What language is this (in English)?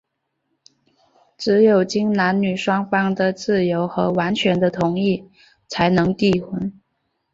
Chinese